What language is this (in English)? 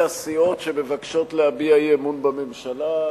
Hebrew